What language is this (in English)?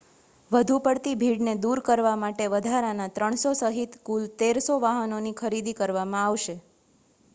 Gujarati